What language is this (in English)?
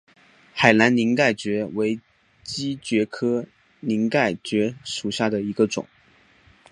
Chinese